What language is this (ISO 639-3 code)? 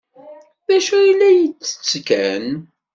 kab